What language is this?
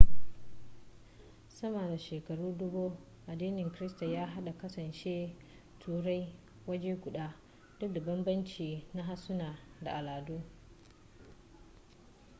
Hausa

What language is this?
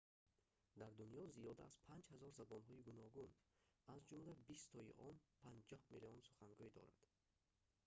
Tajik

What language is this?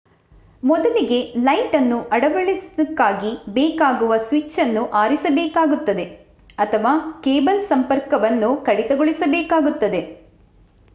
Kannada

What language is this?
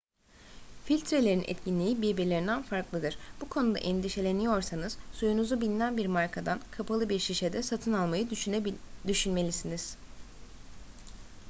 Turkish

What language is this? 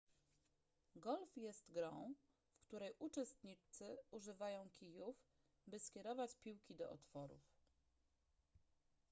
Polish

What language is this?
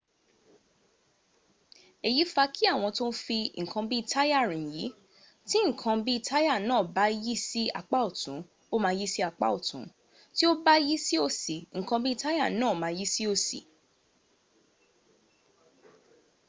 Yoruba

